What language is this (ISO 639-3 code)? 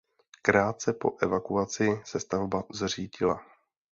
ces